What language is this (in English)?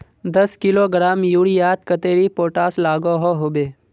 Magahi